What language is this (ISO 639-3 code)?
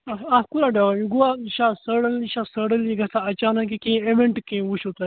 kas